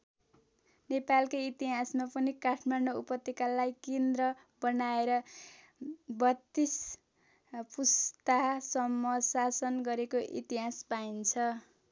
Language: Nepali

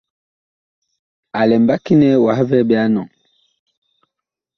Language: Bakoko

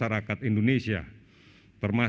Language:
Indonesian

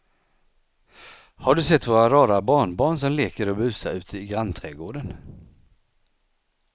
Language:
Swedish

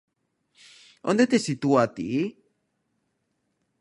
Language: Galician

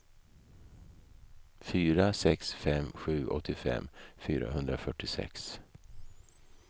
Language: Swedish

